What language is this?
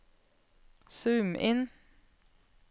Norwegian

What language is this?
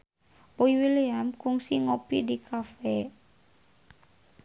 Sundanese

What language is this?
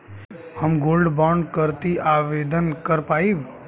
Bhojpuri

